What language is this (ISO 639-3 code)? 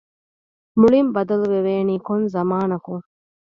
div